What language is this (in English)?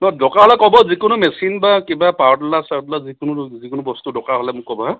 Assamese